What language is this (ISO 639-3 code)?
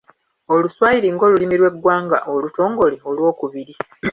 lug